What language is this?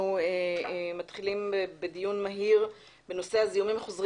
Hebrew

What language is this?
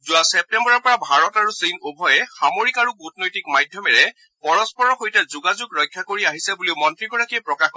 Assamese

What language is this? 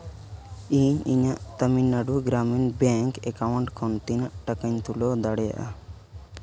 Santali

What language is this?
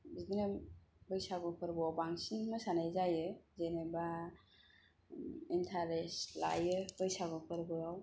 Bodo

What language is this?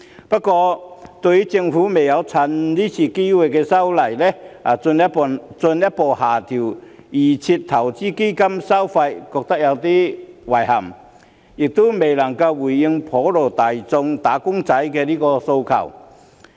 Cantonese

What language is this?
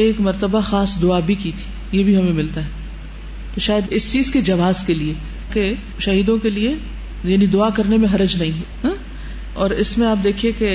Urdu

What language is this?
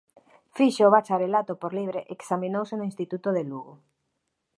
Galician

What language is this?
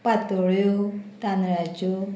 Konkani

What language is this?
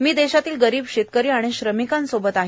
Marathi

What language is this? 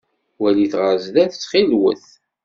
Kabyle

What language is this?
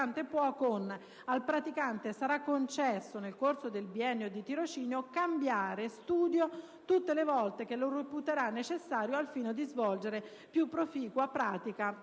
Italian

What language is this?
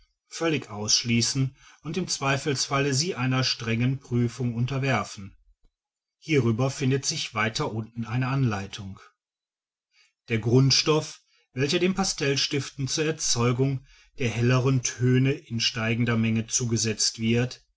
German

